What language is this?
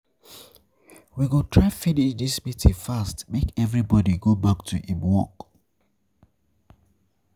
Nigerian Pidgin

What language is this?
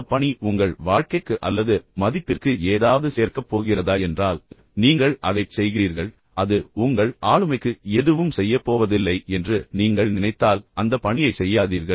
Tamil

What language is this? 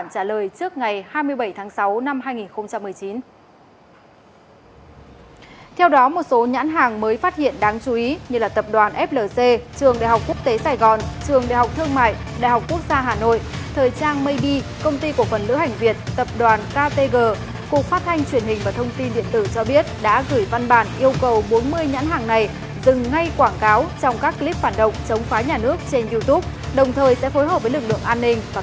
Vietnamese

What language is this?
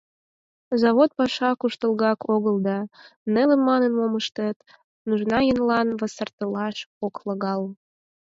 Mari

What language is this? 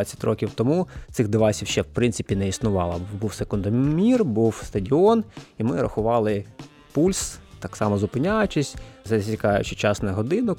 Ukrainian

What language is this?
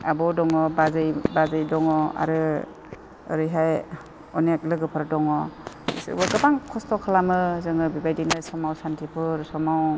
Bodo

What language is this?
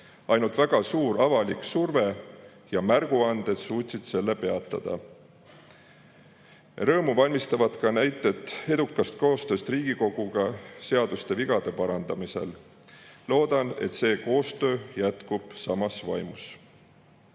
Estonian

